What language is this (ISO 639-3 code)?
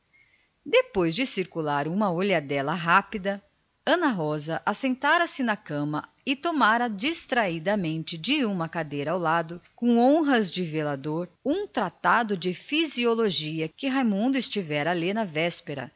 por